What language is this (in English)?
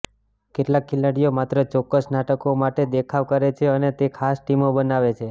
Gujarati